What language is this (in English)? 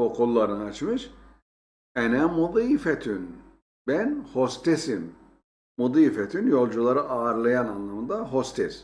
Turkish